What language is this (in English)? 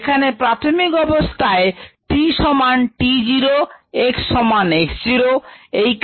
Bangla